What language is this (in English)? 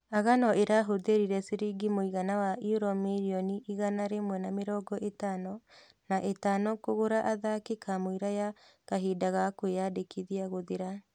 Kikuyu